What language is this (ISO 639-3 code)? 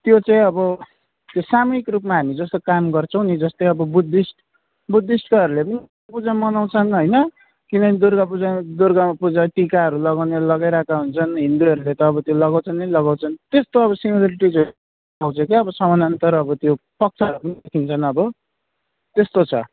nep